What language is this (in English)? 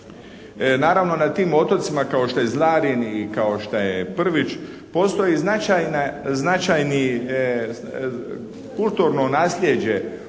Croatian